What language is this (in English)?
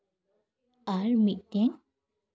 Santali